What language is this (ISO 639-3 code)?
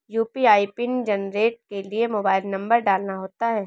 hin